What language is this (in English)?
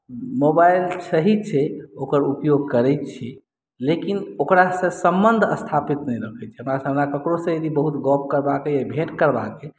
Maithili